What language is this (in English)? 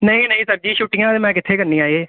Punjabi